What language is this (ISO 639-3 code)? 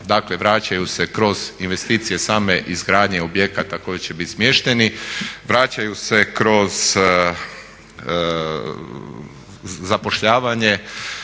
hrv